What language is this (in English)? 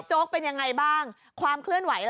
Thai